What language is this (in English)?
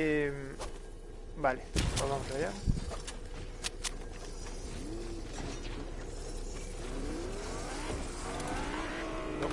Spanish